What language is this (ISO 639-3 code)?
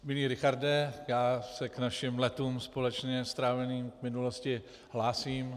ces